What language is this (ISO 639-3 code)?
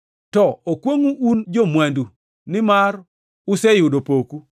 luo